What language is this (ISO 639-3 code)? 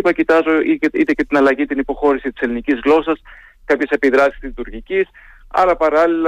ell